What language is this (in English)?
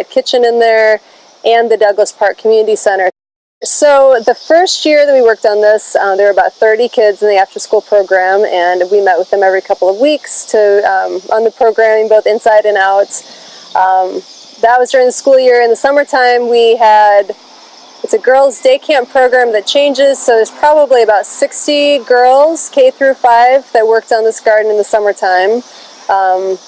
English